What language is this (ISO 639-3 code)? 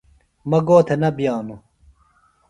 phl